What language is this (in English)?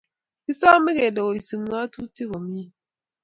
Kalenjin